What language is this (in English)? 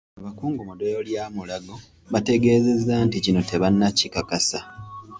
Ganda